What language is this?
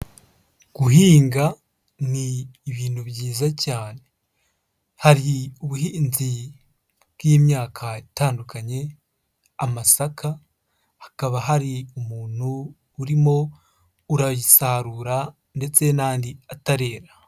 Kinyarwanda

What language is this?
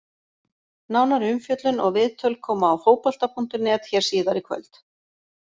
Icelandic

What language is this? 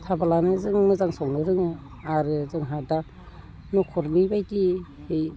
Bodo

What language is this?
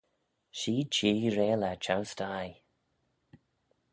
Manx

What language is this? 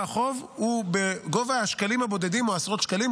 Hebrew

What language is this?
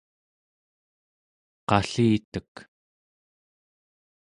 Central Yupik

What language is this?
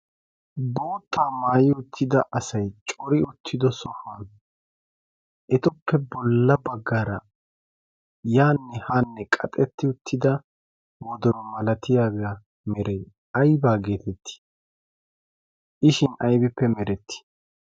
Wolaytta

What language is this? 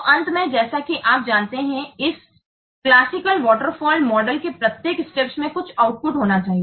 Hindi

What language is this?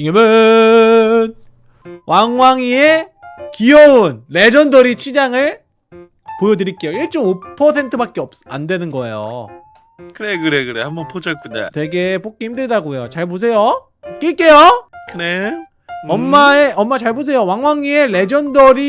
Korean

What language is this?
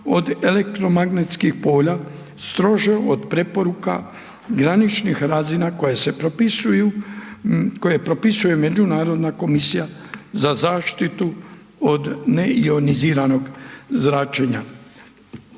Croatian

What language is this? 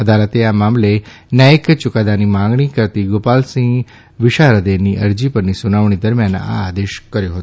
Gujarati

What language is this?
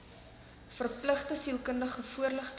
Afrikaans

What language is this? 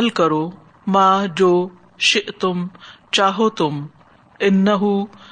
Urdu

